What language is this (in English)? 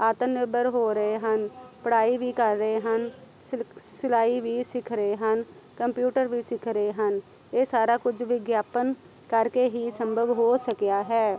Punjabi